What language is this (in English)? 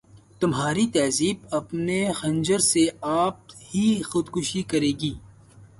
Urdu